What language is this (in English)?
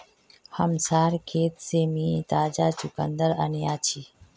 Magahi